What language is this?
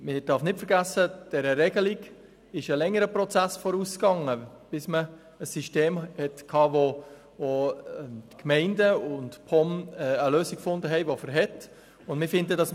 Swiss German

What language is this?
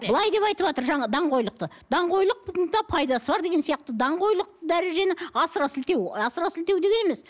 Kazakh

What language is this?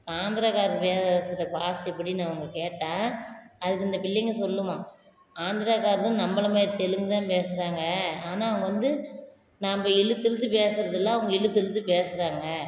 Tamil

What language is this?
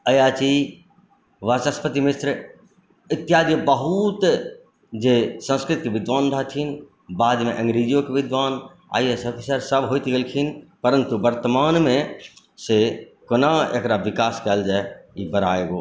Maithili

